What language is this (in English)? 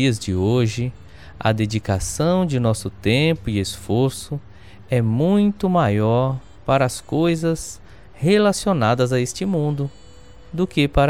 Portuguese